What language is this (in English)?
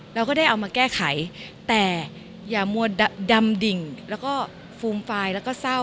Thai